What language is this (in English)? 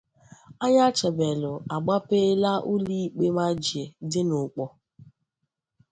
Igbo